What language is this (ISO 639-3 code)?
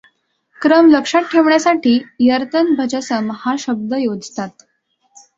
mar